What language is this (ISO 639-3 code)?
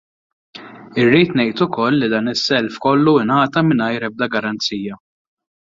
mlt